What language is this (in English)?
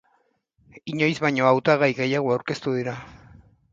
Basque